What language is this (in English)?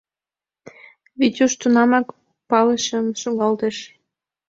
Mari